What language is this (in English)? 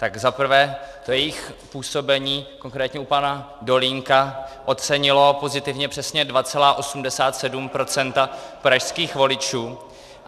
Czech